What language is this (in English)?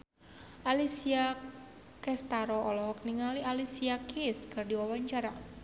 Sundanese